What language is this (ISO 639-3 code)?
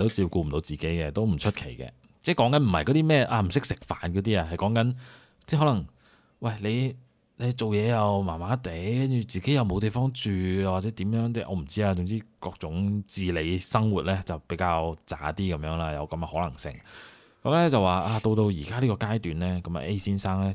zho